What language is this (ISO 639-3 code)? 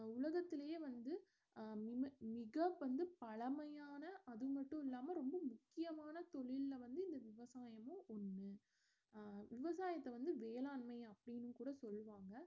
tam